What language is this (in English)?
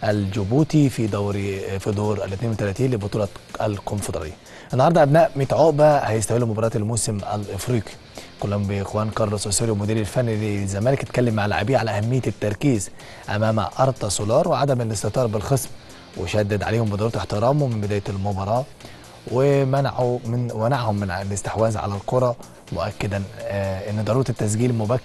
Arabic